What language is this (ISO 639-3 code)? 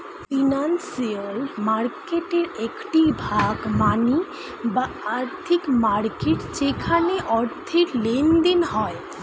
ben